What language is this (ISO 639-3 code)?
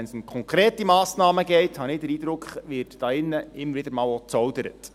gsw